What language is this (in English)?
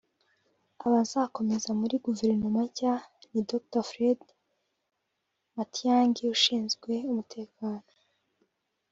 Kinyarwanda